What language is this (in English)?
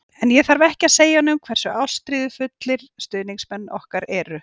Icelandic